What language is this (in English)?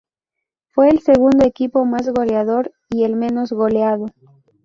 Spanish